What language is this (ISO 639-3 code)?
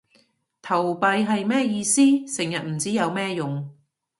yue